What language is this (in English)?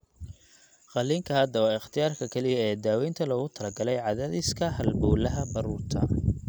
Somali